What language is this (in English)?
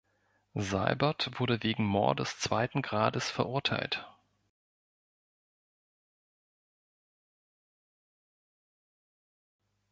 German